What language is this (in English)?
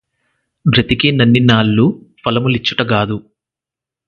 Telugu